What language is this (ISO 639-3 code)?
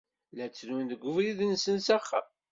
kab